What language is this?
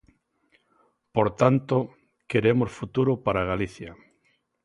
Galician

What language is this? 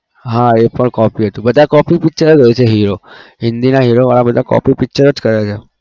Gujarati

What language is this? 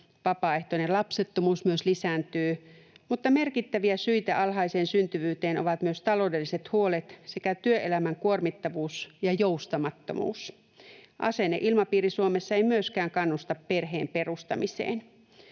Finnish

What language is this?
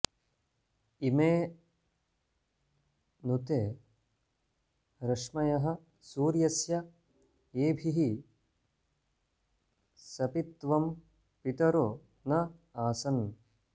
Sanskrit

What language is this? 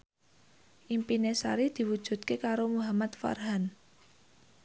Javanese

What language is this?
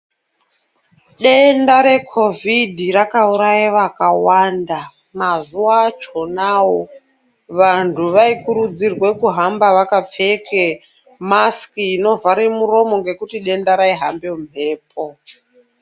Ndau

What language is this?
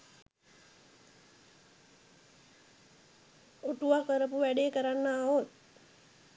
Sinhala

